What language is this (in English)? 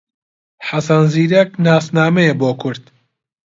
Central Kurdish